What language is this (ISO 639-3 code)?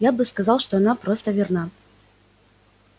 rus